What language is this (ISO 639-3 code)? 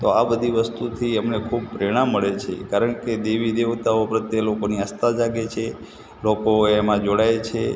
guj